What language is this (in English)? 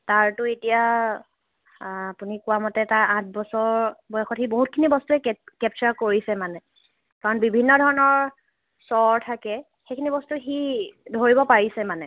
Assamese